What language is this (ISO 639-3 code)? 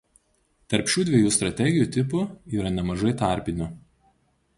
lit